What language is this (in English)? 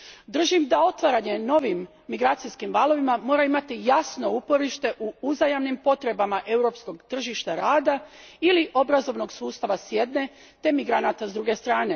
Croatian